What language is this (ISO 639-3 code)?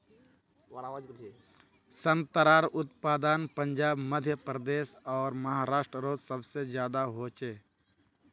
mag